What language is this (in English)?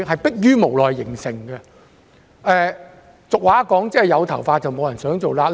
Cantonese